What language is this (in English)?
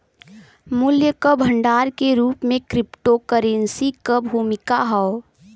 Bhojpuri